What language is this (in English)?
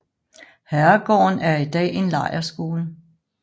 Danish